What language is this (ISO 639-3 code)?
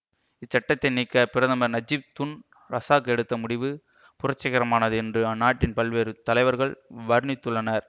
tam